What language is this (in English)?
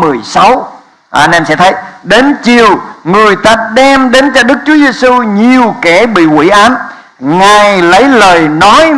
Vietnamese